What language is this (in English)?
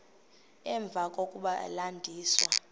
Xhosa